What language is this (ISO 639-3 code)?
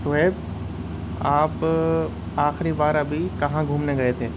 urd